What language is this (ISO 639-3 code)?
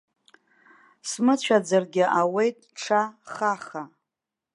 abk